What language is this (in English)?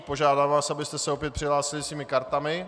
Czech